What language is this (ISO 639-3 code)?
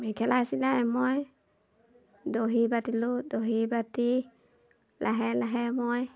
asm